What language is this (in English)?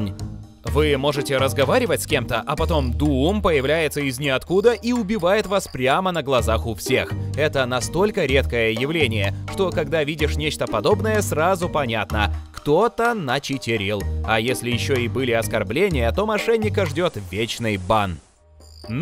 Russian